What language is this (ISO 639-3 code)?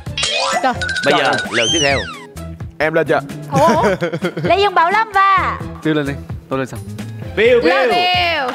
vie